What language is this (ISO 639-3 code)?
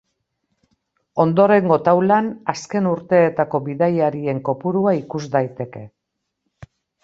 eus